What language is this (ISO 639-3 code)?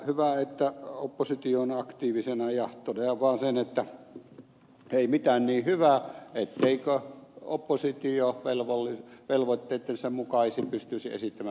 fin